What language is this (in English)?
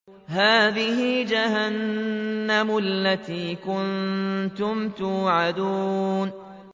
Arabic